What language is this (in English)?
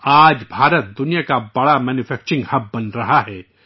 Urdu